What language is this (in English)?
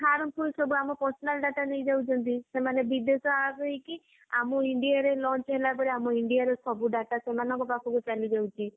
Odia